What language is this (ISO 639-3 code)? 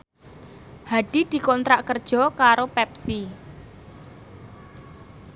jav